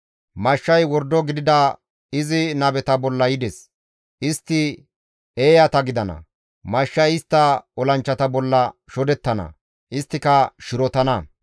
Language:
Gamo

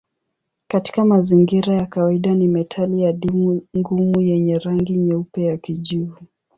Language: Swahili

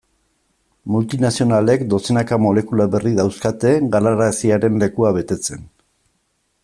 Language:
Basque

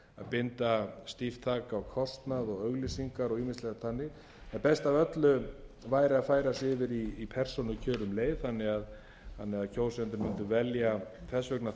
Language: Icelandic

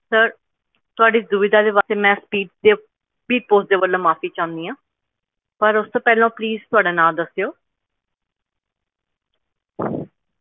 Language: Punjabi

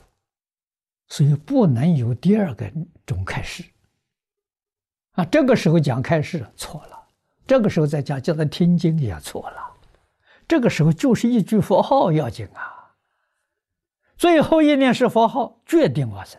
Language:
Chinese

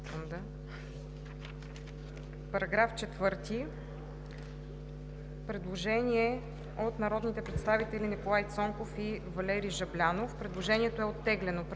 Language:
Bulgarian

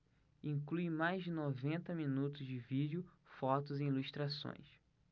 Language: Portuguese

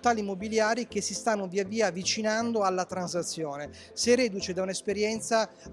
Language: Italian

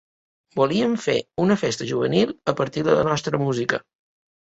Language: Catalan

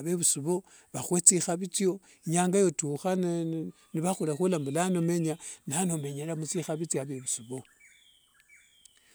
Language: Wanga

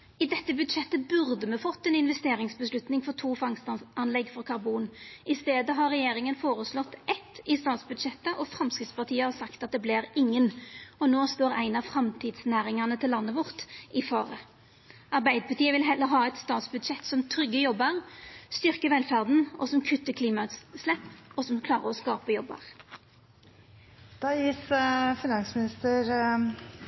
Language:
Norwegian Nynorsk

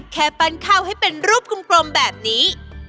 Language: Thai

